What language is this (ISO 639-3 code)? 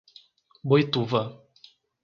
por